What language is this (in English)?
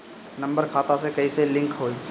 Bhojpuri